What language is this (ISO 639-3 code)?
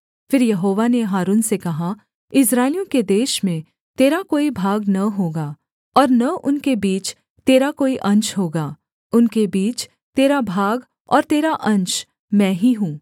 hin